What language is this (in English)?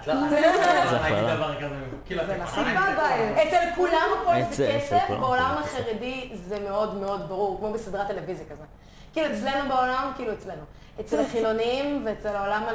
Hebrew